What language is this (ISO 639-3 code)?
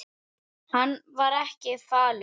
isl